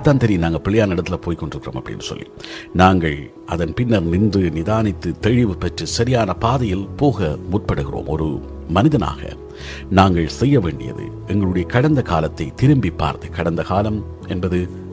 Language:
Tamil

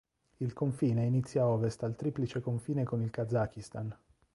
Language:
Italian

